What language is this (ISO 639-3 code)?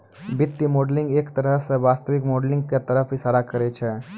mai